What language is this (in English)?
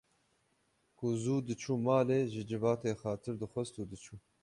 Kurdish